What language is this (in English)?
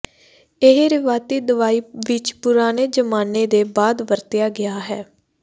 Punjabi